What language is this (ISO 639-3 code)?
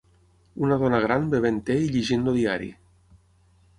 cat